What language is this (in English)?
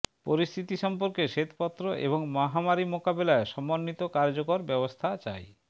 Bangla